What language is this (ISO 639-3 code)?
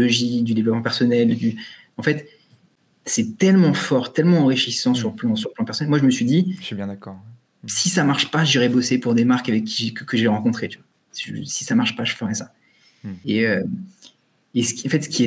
fra